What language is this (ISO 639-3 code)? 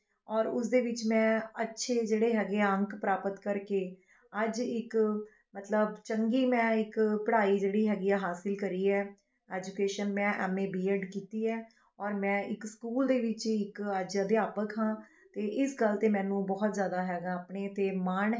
pan